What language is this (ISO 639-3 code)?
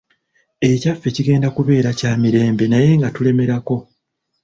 lug